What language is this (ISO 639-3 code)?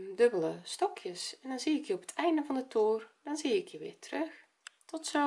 nld